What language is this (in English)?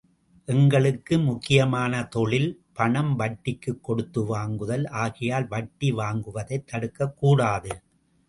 Tamil